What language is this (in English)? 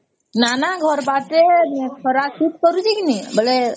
Odia